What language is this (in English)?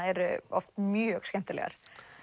Icelandic